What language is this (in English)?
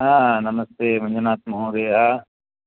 Sanskrit